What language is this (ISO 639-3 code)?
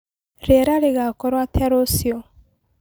kik